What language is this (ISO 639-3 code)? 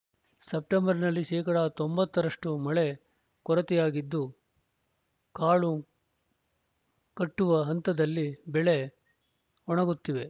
kan